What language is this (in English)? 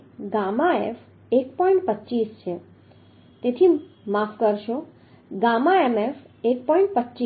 Gujarati